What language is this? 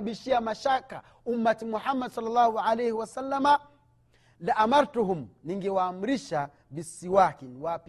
Swahili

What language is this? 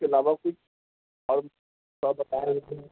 Urdu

